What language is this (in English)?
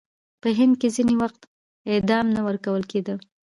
Pashto